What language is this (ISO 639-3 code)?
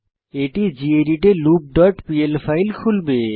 ben